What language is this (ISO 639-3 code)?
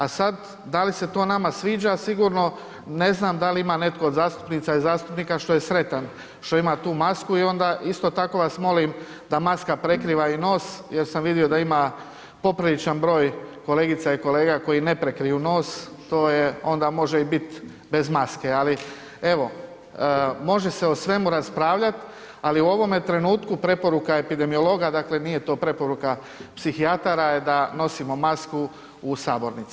hrv